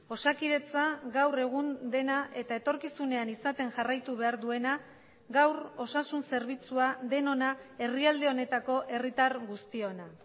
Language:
Basque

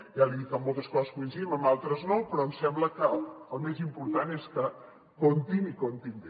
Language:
Catalan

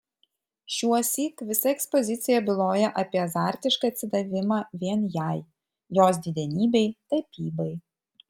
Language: Lithuanian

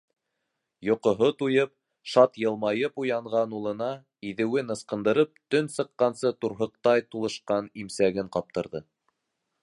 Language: Bashkir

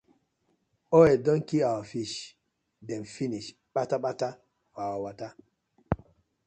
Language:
Nigerian Pidgin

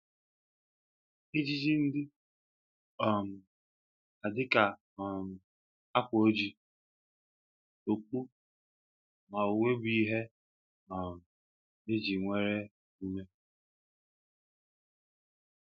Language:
Igbo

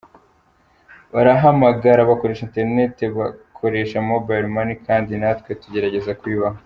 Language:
Kinyarwanda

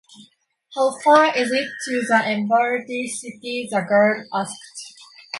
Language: English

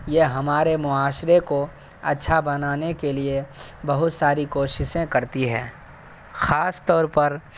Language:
Urdu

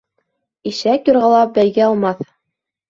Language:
Bashkir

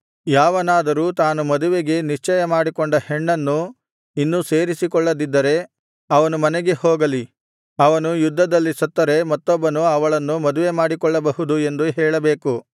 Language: Kannada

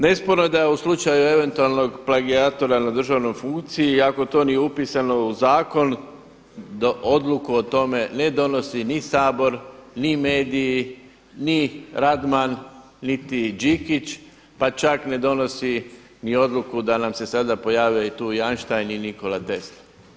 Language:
Croatian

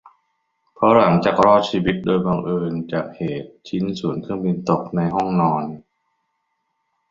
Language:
Thai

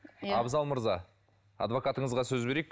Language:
Kazakh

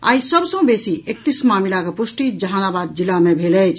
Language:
Maithili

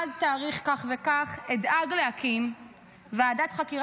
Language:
Hebrew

